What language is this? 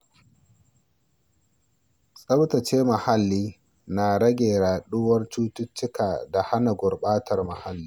Hausa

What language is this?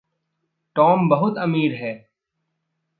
Hindi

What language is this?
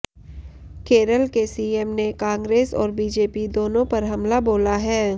Hindi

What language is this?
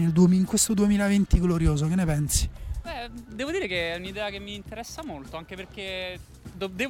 Italian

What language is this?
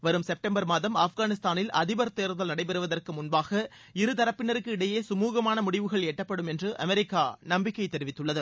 Tamil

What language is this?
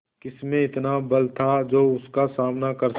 Hindi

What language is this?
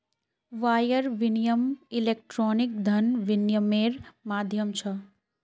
Magahi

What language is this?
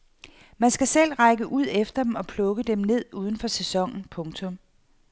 Danish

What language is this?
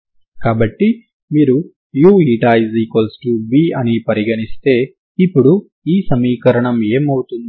Telugu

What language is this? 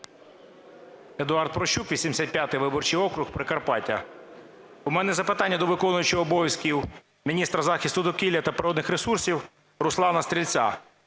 Ukrainian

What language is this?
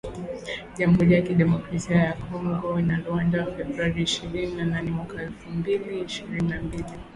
Swahili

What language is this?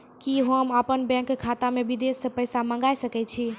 Maithili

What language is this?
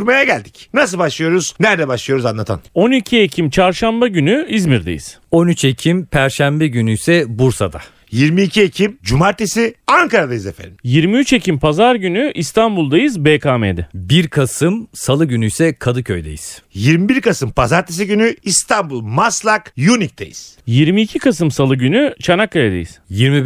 Turkish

